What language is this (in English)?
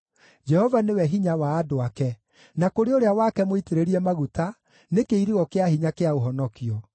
Kikuyu